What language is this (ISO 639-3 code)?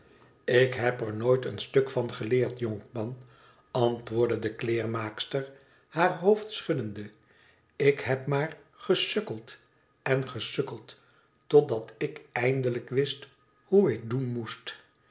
nld